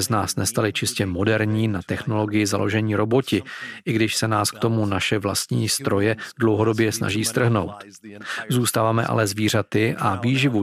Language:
Czech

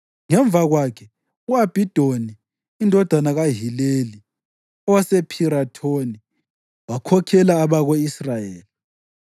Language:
North Ndebele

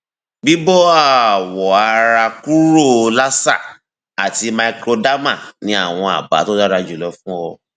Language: Yoruba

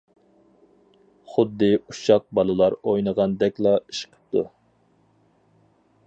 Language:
Uyghur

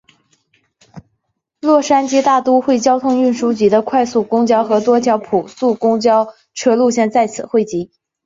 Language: Chinese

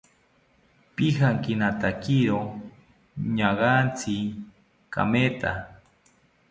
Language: South Ucayali Ashéninka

